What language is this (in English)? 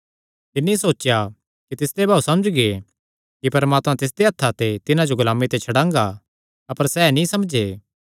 Kangri